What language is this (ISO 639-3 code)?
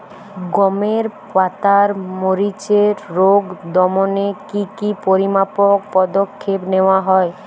ben